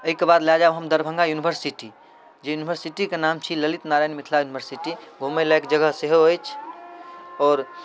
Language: Maithili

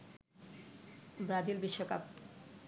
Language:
Bangla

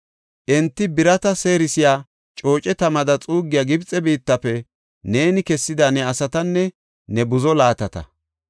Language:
Gofa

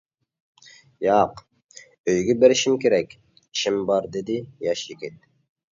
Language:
Uyghur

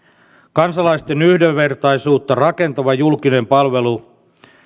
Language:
Finnish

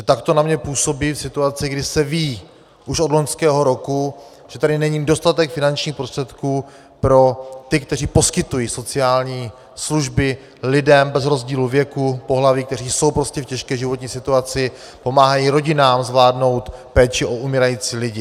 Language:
Czech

